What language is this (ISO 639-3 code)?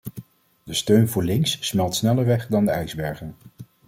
nld